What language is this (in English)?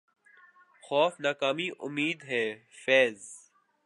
Urdu